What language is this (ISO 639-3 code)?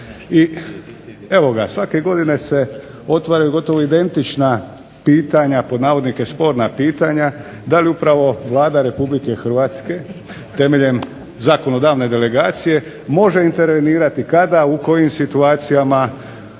hrv